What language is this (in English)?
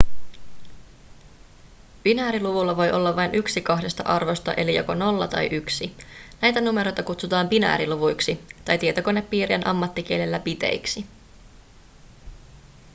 Finnish